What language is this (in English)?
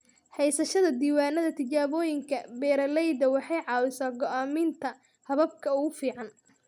Somali